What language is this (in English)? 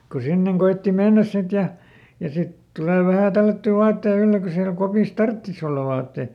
Finnish